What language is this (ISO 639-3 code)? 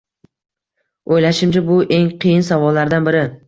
uzb